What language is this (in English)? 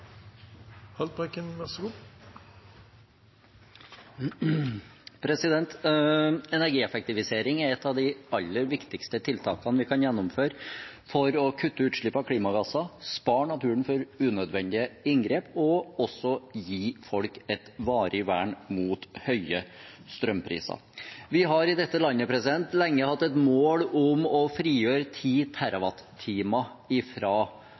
Norwegian Nynorsk